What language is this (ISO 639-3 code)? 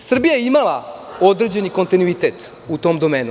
srp